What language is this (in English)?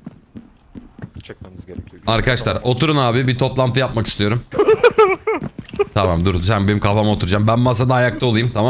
Turkish